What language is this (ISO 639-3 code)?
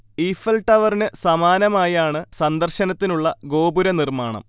mal